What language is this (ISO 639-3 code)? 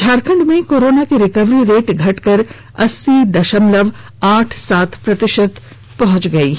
hin